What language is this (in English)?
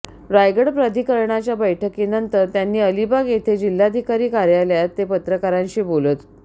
Marathi